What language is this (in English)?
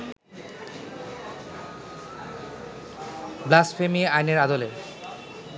Bangla